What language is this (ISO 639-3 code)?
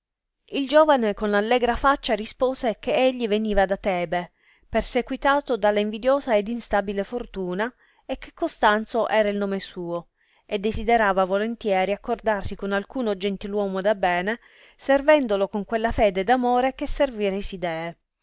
ita